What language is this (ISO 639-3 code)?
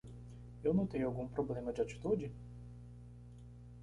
por